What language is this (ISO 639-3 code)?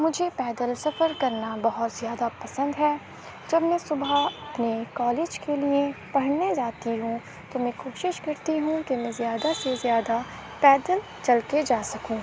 urd